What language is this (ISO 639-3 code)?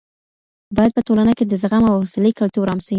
pus